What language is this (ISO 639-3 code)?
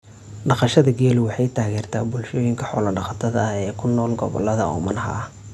som